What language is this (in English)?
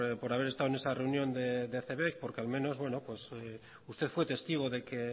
Spanish